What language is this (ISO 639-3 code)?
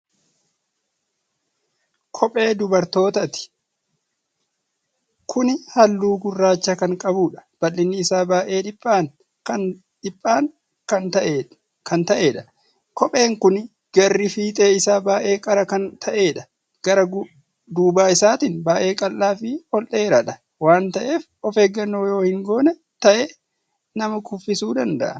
orm